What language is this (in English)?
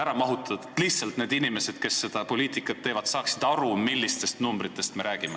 Estonian